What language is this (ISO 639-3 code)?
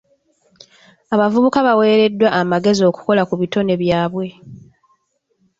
lug